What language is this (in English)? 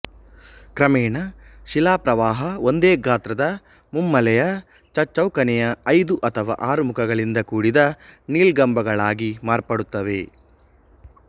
Kannada